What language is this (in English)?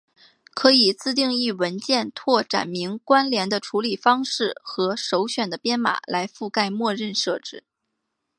Chinese